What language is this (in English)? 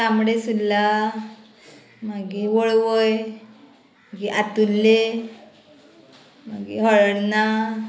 Konkani